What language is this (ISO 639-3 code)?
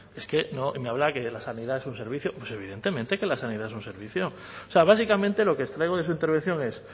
spa